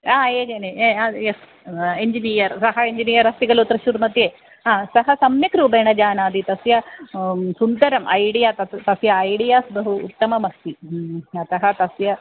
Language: Sanskrit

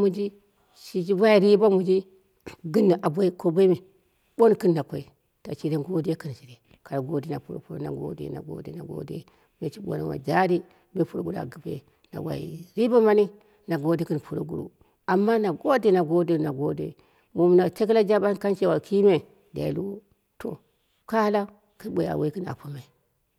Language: Dera (Nigeria)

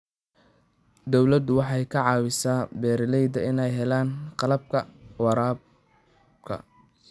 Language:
Somali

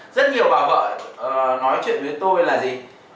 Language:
Vietnamese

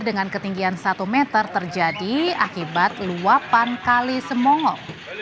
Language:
Indonesian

